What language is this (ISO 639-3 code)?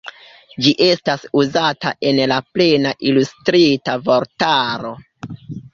epo